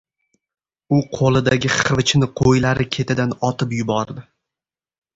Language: Uzbek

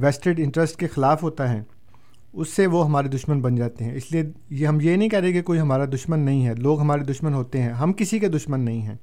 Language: Urdu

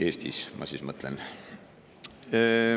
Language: Estonian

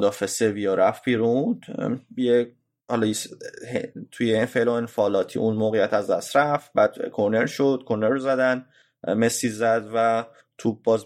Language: Persian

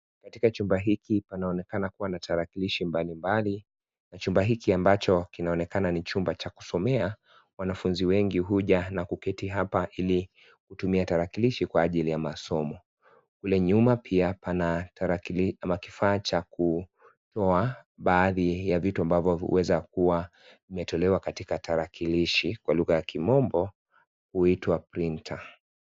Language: Swahili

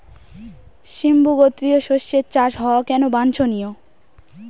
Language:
Bangla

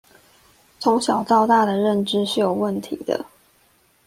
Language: Chinese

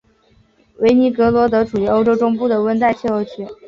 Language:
Chinese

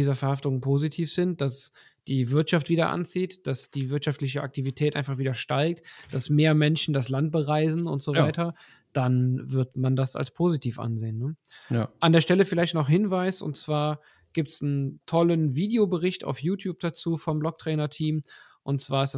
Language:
German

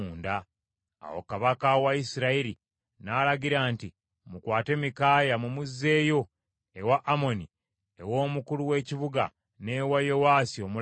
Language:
Ganda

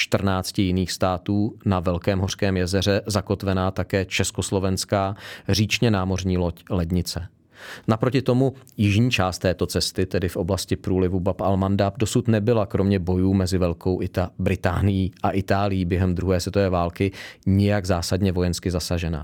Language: Czech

